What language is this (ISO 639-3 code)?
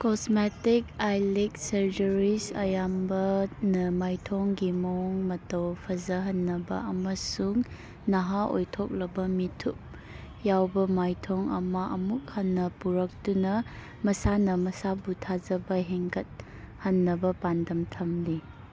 mni